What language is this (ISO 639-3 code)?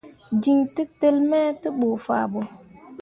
mua